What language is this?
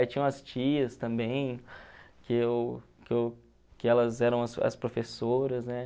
Portuguese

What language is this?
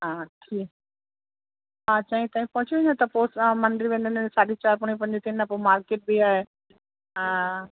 Sindhi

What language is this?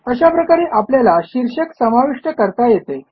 Marathi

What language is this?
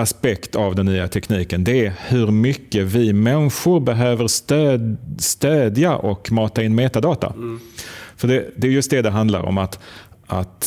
Swedish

